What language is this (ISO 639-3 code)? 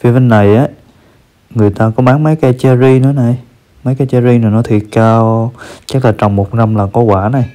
vie